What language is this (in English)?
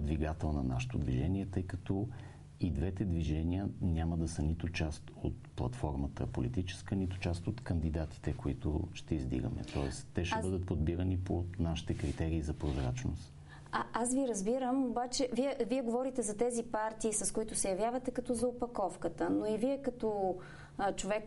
Bulgarian